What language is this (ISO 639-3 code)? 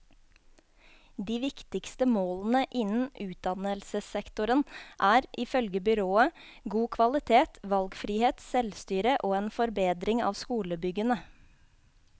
nor